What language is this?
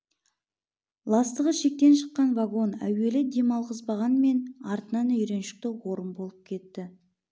Kazakh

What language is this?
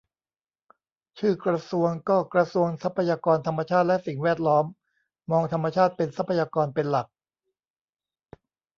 Thai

